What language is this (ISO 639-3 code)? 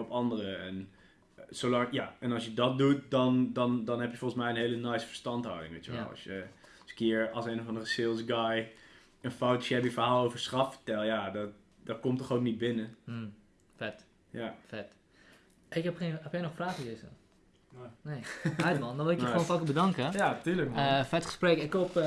nld